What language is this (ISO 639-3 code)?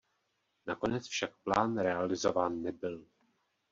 ces